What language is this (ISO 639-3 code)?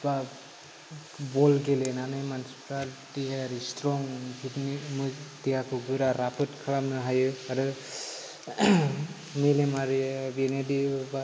brx